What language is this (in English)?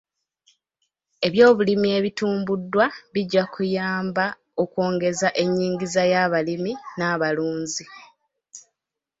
Ganda